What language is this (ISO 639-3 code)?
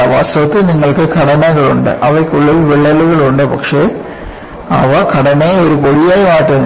mal